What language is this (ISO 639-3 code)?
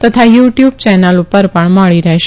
guj